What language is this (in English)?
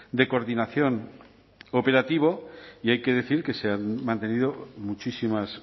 Spanish